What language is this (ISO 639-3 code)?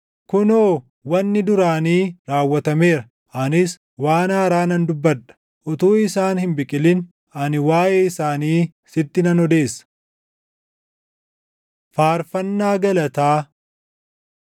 orm